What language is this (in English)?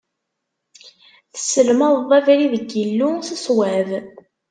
Kabyle